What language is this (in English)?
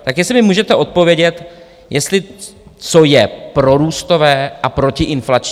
Czech